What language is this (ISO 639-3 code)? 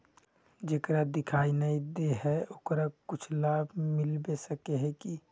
mag